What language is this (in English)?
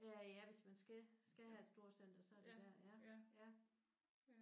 Danish